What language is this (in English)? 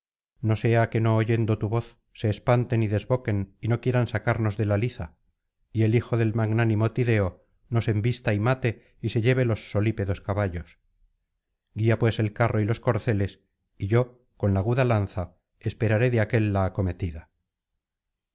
Spanish